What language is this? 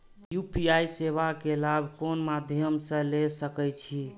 Maithili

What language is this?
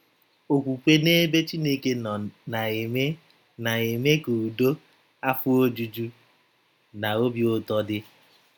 Igbo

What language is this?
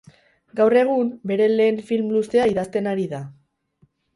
Basque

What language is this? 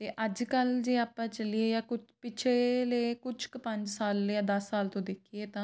Punjabi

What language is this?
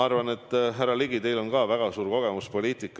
Estonian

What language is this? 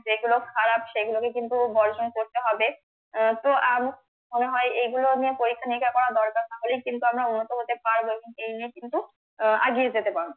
Bangla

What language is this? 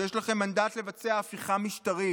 Hebrew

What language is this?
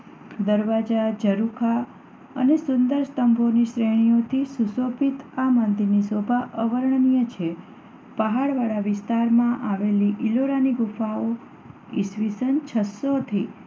Gujarati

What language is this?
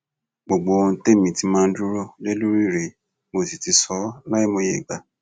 Yoruba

